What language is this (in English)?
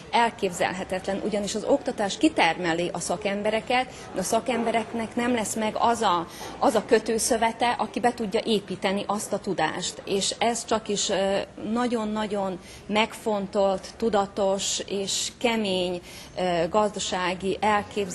Hungarian